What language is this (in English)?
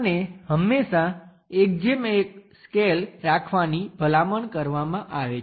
Gujarati